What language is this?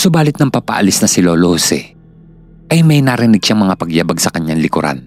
Filipino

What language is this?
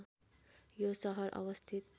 Nepali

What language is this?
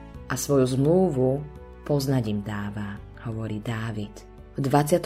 Slovak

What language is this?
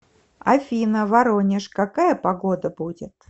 Russian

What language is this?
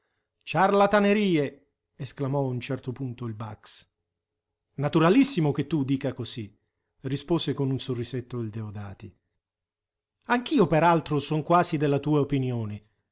Italian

